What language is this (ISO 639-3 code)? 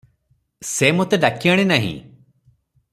ori